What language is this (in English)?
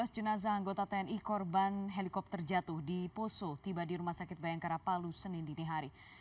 Indonesian